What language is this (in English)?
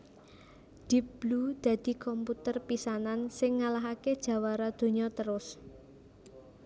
Javanese